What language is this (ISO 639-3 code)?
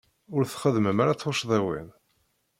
kab